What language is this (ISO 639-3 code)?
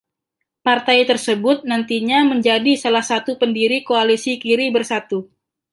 ind